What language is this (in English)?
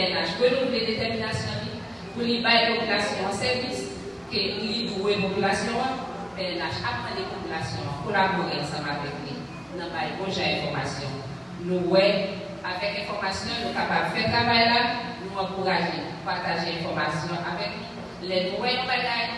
French